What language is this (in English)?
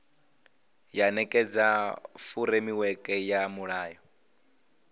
Venda